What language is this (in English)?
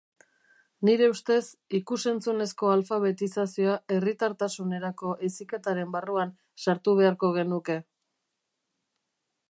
Basque